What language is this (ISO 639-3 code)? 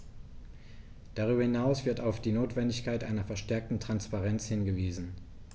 deu